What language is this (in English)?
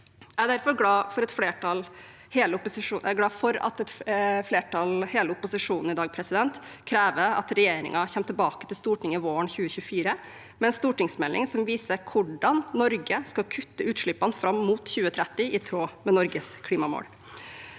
Norwegian